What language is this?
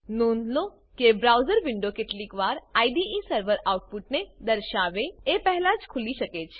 Gujarati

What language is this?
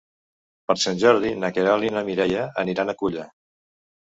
Catalan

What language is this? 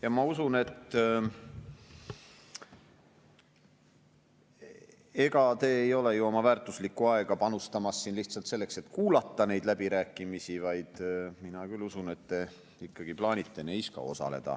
Estonian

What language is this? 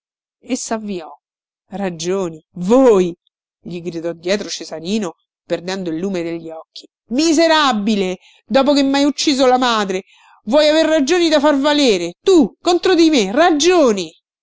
Italian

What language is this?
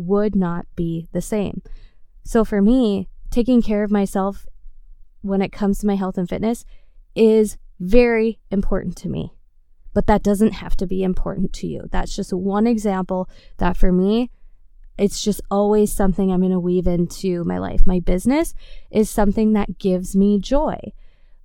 English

